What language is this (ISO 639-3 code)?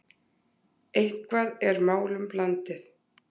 isl